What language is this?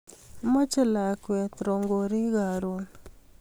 Kalenjin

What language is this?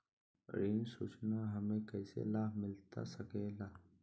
Magahi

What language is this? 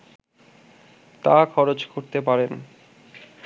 Bangla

